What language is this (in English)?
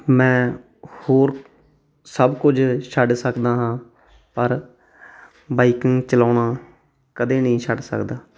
Punjabi